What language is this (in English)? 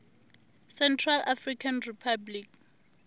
Tsonga